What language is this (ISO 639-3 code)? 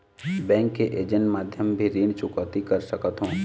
hne